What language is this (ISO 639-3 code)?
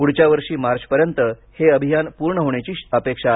mar